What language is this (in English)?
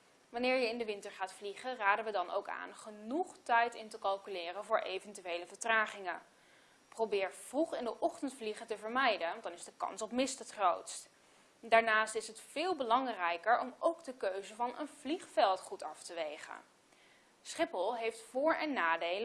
Dutch